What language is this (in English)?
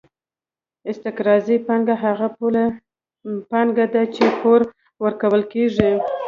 Pashto